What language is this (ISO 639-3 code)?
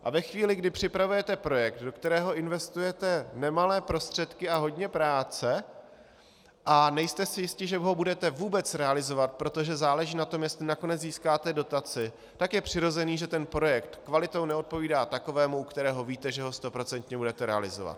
ces